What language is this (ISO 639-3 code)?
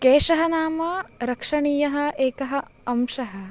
san